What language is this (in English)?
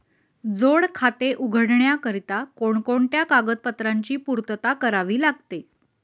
Marathi